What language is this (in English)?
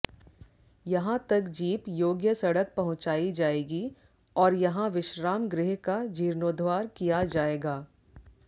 Hindi